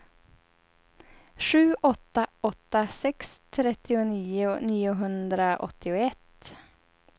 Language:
Swedish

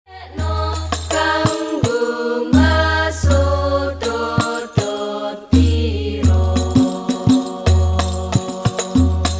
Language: Arabic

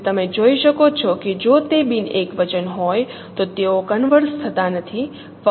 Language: Gujarati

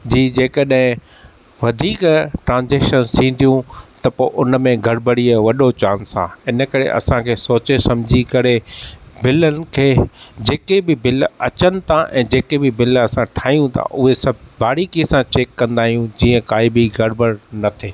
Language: Sindhi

